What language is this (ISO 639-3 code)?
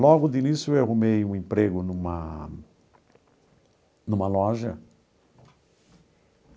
por